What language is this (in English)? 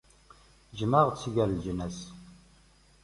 Kabyle